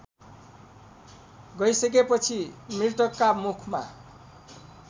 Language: Nepali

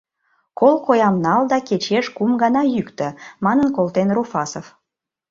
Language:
Mari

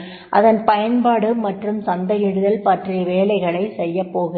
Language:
Tamil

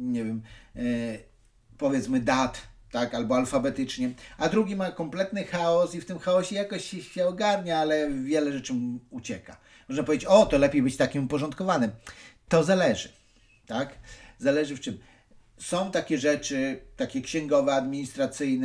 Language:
Polish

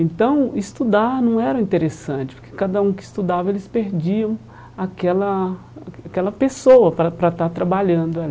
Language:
Portuguese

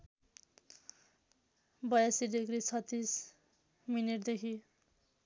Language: Nepali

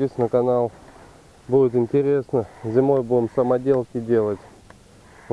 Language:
Russian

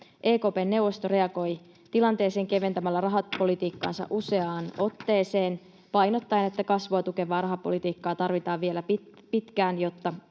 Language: Finnish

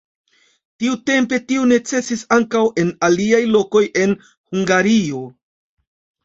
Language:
Esperanto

